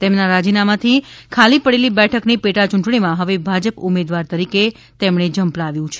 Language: Gujarati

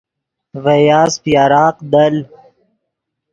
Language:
Yidgha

